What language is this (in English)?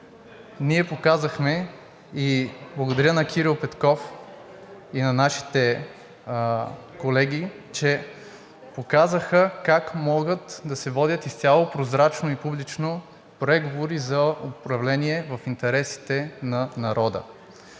Bulgarian